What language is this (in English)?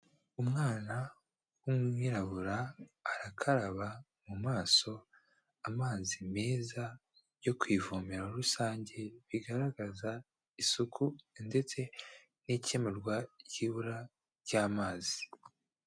Kinyarwanda